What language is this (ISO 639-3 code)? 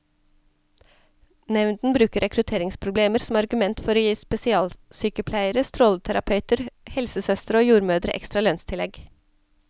nor